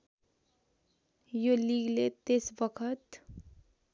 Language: Nepali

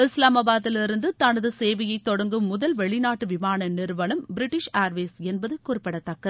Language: Tamil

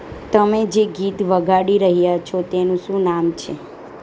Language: Gujarati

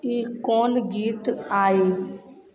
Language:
Maithili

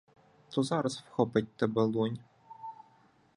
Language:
Ukrainian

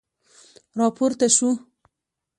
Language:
Pashto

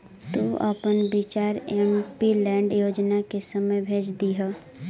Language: Magahi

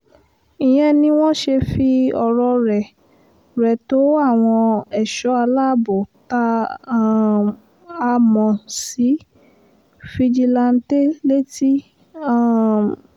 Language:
Yoruba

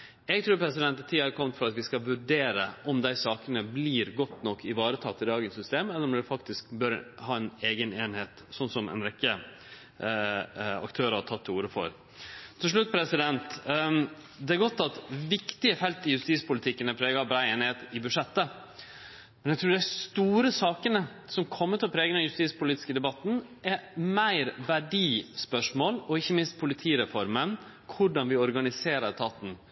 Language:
Norwegian Nynorsk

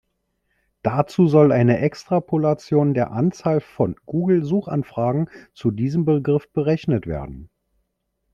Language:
German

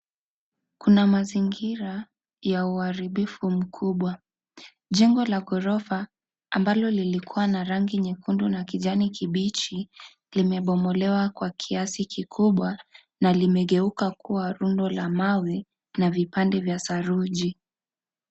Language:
Swahili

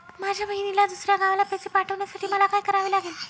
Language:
Marathi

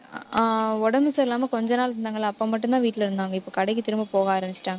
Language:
Tamil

